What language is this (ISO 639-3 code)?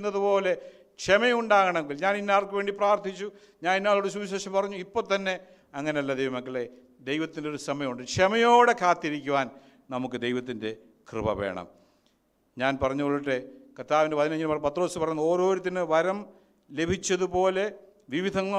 mal